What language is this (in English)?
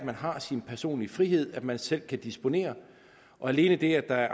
Danish